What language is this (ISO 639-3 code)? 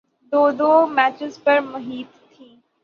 urd